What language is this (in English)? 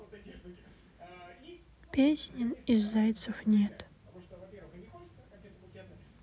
Russian